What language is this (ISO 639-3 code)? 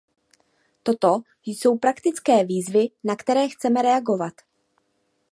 ces